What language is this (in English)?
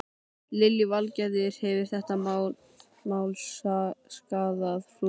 Icelandic